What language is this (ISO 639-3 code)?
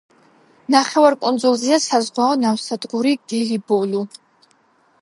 kat